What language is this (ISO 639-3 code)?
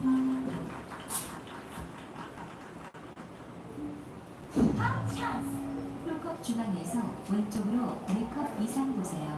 kor